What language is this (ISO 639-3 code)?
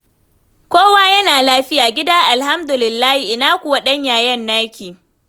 hau